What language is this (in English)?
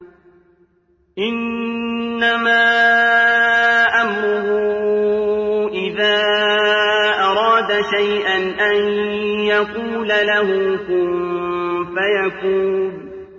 Arabic